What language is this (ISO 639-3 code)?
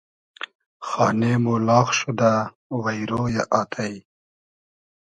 haz